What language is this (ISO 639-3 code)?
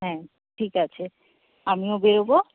ben